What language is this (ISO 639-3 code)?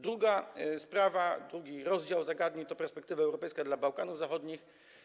pol